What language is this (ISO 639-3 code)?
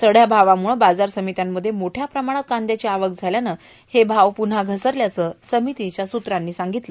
mar